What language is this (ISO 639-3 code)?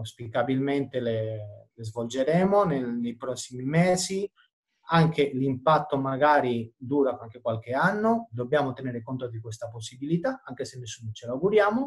ita